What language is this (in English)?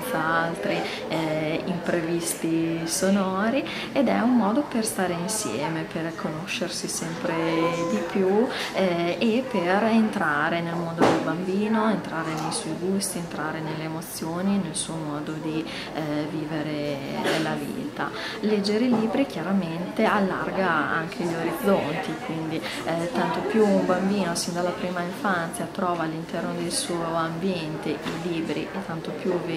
Italian